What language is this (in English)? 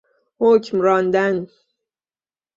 Persian